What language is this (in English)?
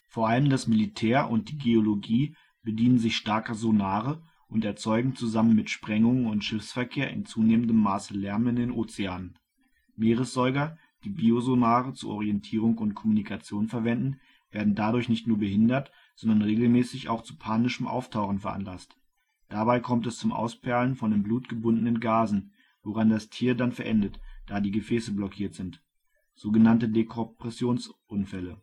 German